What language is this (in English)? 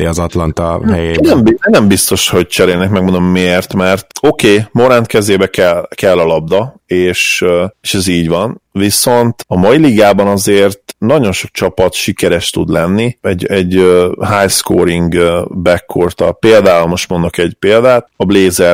Hungarian